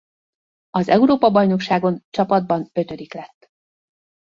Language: Hungarian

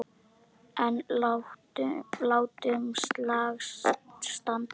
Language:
Icelandic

